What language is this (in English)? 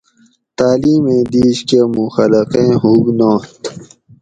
Gawri